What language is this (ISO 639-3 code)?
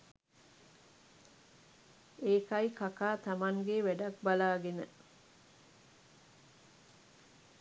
sin